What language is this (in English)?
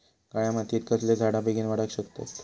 Marathi